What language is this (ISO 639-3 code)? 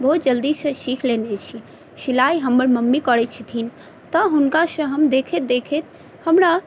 mai